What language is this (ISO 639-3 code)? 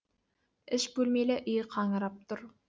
kaz